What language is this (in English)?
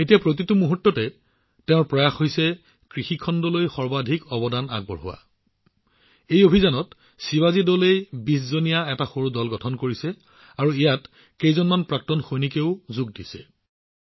Assamese